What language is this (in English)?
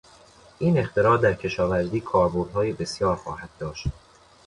Persian